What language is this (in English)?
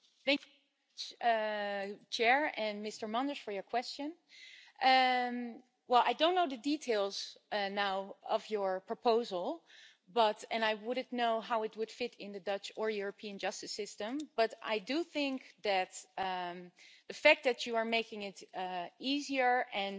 English